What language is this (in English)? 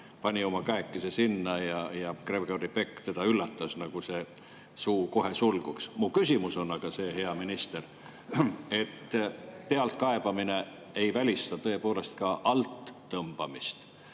Estonian